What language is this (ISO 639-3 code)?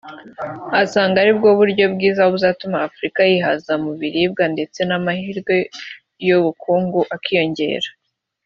kin